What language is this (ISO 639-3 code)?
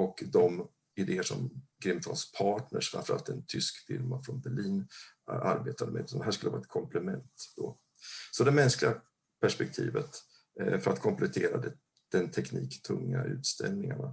swe